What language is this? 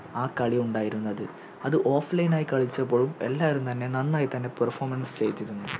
Malayalam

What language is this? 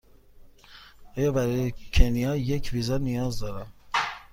Persian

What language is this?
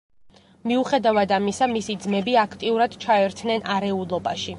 Georgian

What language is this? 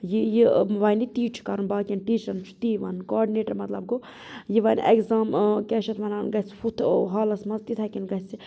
Kashmiri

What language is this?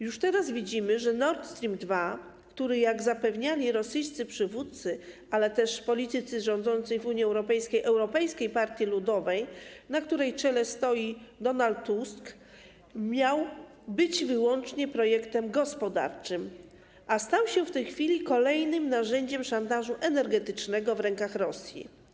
Polish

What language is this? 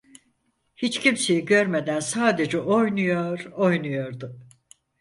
Turkish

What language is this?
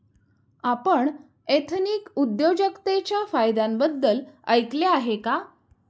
Marathi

